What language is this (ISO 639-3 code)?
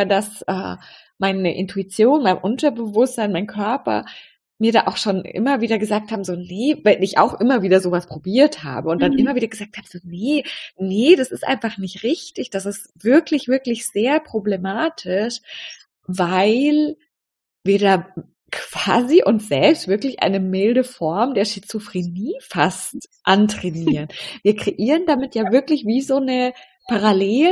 deu